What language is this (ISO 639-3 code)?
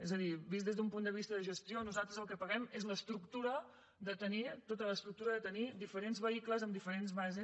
cat